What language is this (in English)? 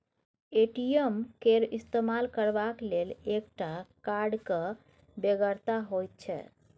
Maithili